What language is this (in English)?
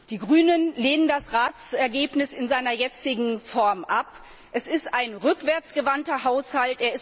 German